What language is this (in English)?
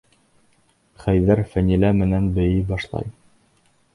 Bashkir